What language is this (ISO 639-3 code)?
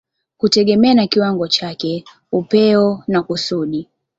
swa